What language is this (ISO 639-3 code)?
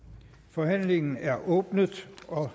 dan